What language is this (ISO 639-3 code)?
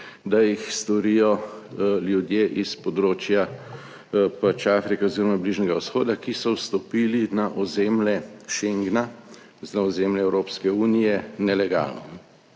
slv